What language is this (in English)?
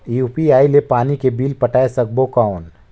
Chhattisgarhi